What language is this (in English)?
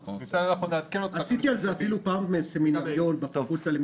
Hebrew